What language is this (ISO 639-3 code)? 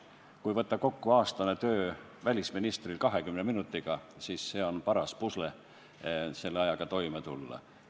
est